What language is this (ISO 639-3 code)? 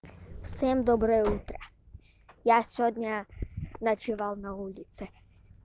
rus